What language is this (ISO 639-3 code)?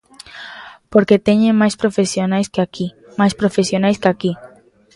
glg